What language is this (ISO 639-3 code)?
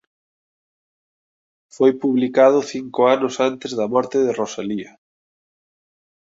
glg